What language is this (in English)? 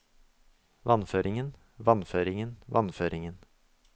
Norwegian